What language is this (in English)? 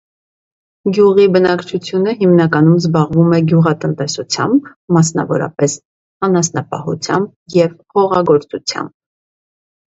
Armenian